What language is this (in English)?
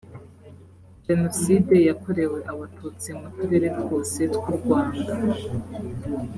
Kinyarwanda